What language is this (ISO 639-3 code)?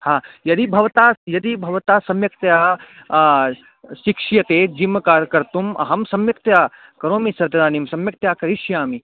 san